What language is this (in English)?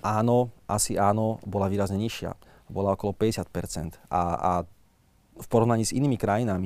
Slovak